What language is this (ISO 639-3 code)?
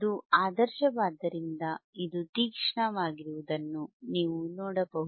kan